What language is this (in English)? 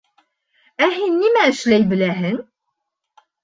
Bashkir